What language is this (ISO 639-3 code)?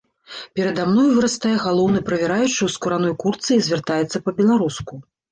bel